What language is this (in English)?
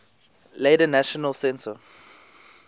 English